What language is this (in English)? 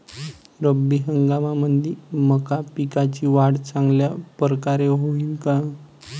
Marathi